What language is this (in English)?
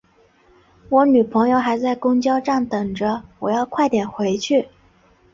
Chinese